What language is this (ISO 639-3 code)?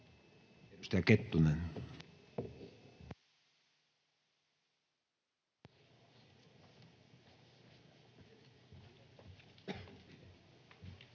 fin